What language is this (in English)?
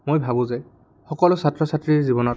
Assamese